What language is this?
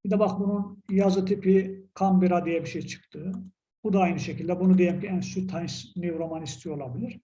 Turkish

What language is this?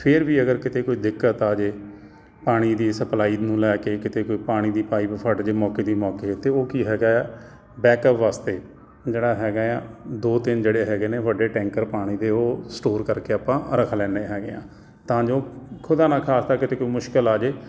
Punjabi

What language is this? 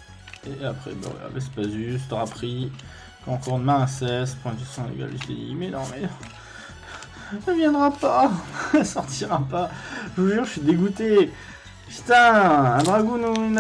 French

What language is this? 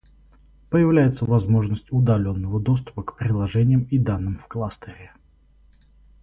Russian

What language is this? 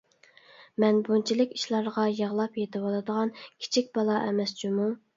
Uyghur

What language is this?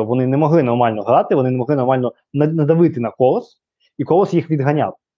Ukrainian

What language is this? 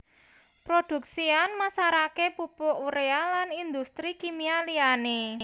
Javanese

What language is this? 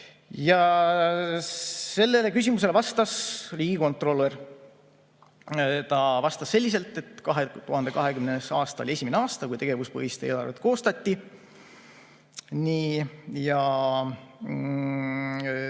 Estonian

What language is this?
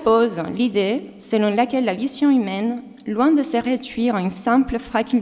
French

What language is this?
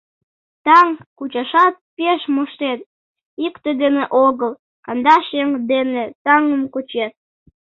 Mari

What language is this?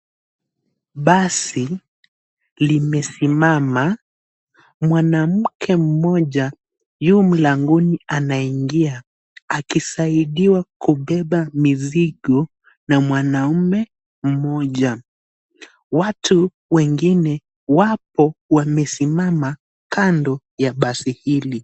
Swahili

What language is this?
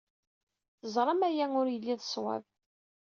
Kabyle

